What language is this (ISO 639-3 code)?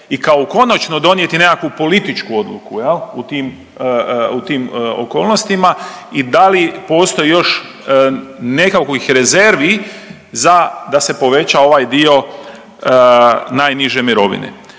hrv